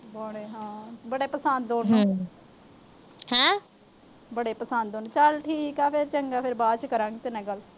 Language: Punjabi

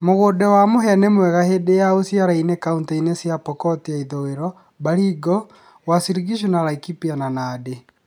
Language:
Kikuyu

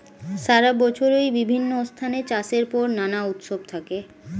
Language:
Bangla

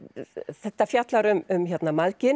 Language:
Icelandic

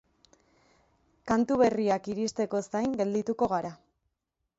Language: Basque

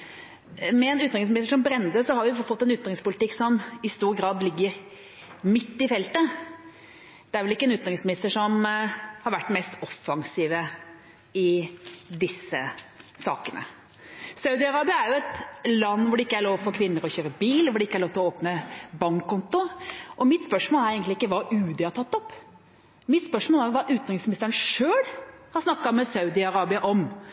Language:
Norwegian Bokmål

